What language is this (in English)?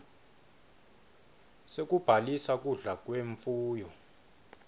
Swati